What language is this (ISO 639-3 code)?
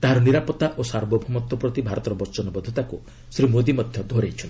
ori